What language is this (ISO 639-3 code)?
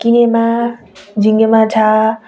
nep